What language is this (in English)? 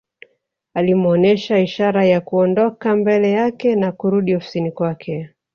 Swahili